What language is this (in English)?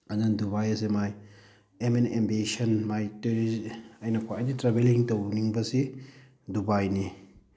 Manipuri